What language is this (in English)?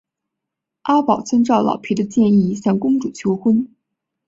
Chinese